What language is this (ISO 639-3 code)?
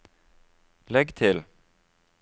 nor